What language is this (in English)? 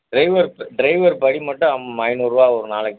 Tamil